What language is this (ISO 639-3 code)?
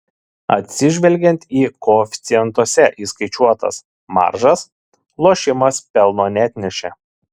lit